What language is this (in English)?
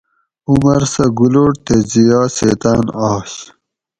Gawri